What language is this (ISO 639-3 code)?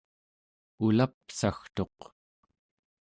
esu